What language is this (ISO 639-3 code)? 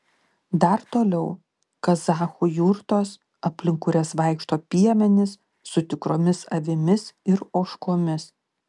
lit